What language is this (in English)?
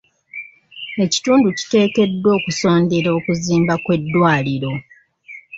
Ganda